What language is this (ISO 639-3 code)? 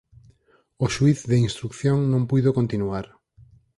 glg